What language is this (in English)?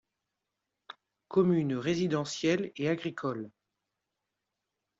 French